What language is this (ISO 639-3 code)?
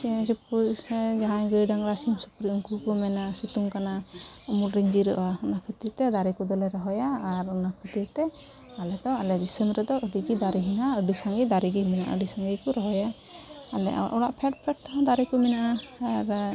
sat